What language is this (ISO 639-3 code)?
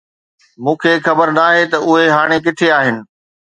snd